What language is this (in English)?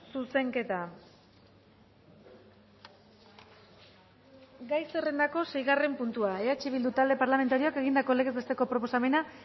Basque